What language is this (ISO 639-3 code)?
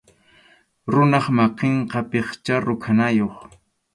qxu